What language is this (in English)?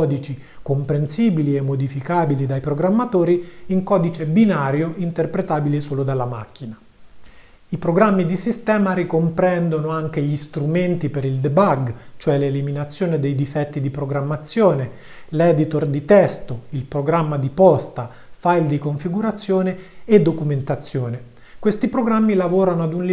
Italian